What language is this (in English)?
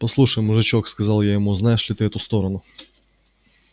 Russian